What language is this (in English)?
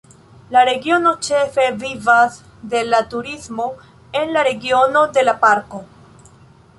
Esperanto